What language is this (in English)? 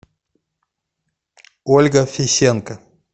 Russian